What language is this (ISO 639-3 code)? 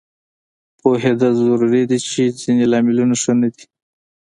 pus